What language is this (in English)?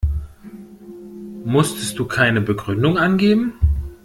German